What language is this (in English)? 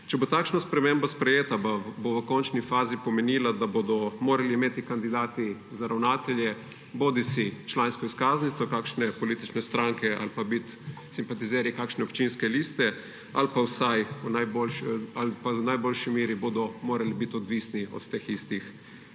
Slovenian